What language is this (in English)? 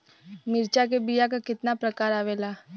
Bhojpuri